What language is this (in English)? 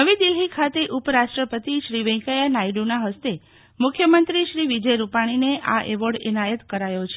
Gujarati